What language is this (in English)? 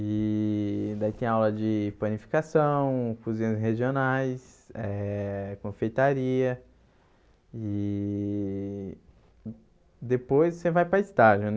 Portuguese